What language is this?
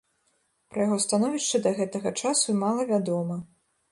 Belarusian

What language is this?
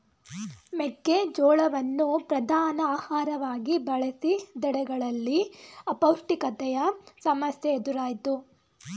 Kannada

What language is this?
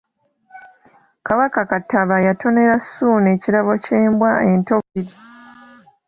Ganda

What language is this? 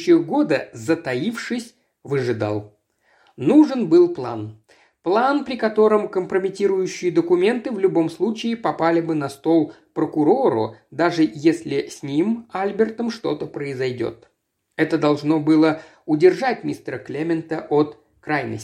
Russian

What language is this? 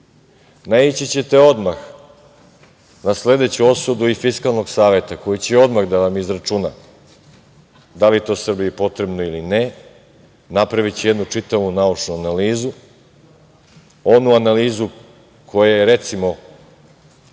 Serbian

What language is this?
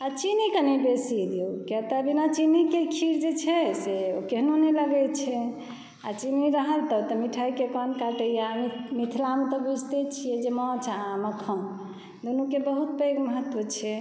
Maithili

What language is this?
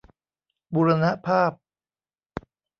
Thai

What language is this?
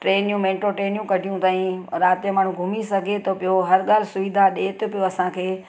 Sindhi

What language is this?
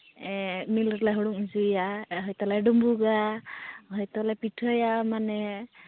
Santali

